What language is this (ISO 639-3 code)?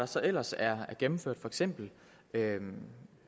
dan